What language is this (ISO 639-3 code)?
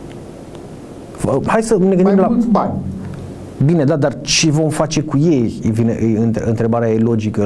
ron